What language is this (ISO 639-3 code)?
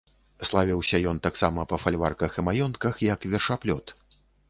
bel